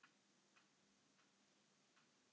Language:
Icelandic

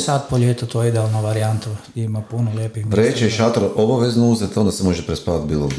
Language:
Croatian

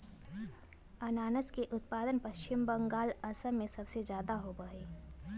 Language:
Magahi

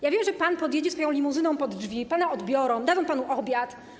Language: Polish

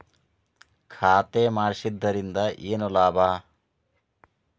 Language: Kannada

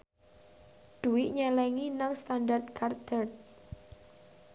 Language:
Javanese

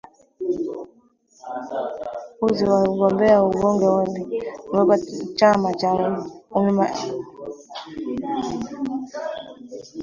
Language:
Swahili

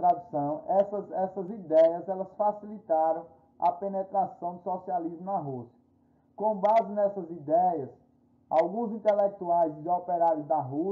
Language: Portuguese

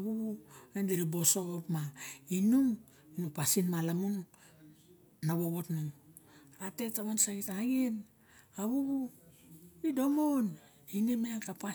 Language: Barok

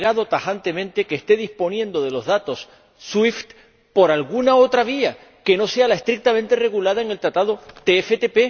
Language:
Spanish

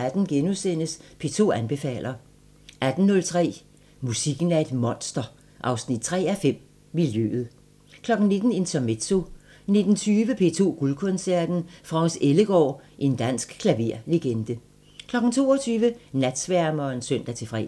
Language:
Danish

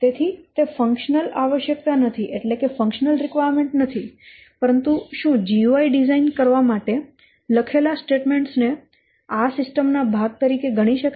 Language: Gujarati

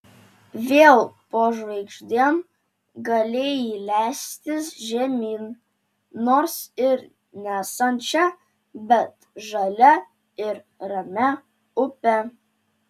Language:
Lithuanian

